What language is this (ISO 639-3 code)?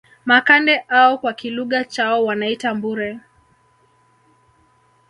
swa